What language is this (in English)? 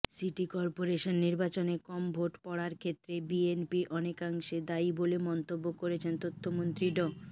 Bangla